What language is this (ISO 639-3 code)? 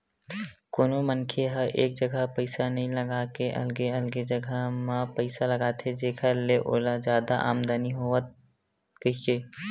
hne